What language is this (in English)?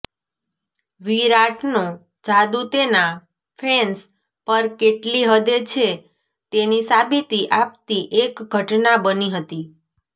Gujarati